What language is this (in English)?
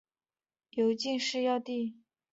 Chinese